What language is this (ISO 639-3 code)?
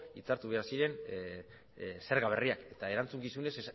eus